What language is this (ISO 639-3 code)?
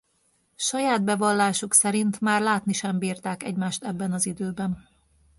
hun